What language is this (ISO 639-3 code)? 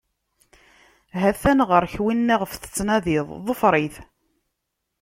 kab